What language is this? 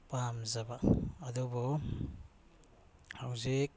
Manipuri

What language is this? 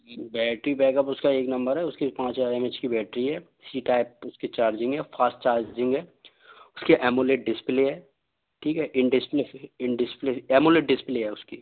Hindi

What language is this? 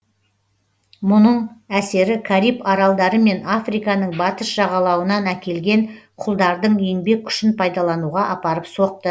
Kazakh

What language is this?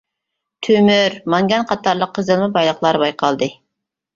Uyghur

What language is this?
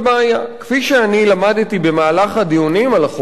Hebrew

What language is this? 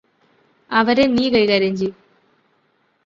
Malayalam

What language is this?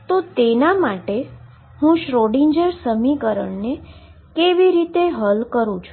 Gujarati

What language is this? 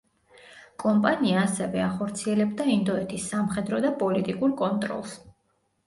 Georgian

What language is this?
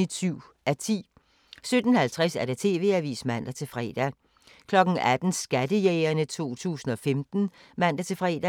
Danish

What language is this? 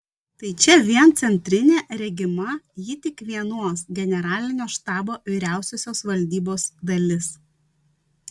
Lithuanian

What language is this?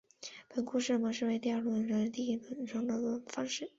Chinese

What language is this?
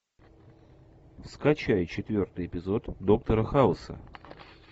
Russian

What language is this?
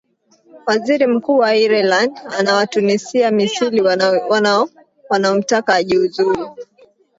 Swahili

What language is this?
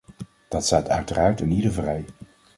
Dutch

